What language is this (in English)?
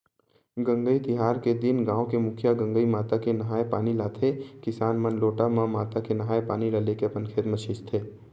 Chhattisgarhi